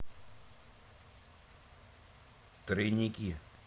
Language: Russian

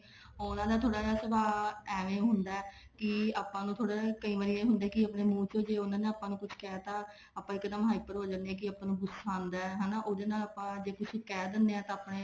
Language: Punjabi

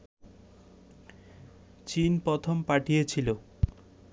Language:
Bangla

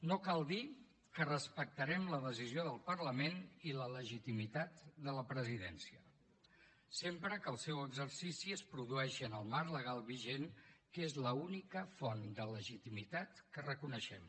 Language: Catalan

